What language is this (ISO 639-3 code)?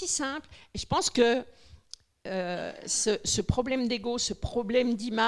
fra